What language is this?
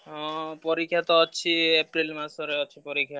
Odia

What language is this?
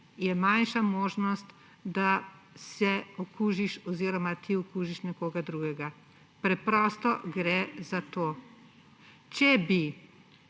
Slovenian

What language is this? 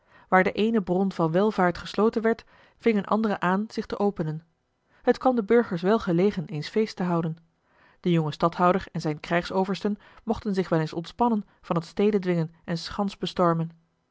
Dutch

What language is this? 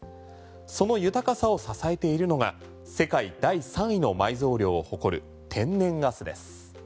Japanese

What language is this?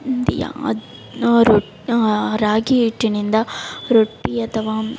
Kannada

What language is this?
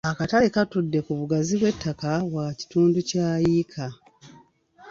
Ganda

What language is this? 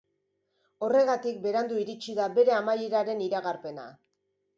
Basque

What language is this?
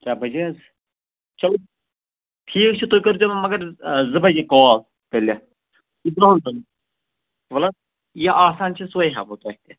Kashmiri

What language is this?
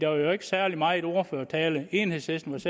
Danish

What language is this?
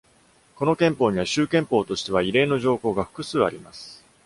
Japanese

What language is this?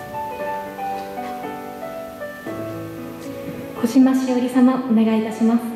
Japanese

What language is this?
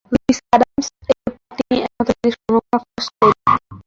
Bangla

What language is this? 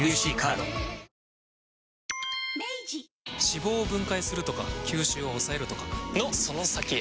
Japanese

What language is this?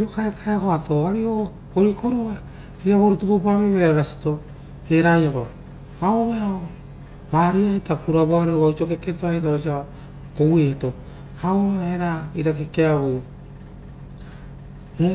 Rotokas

